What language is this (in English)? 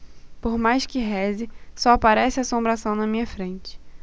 Portuguese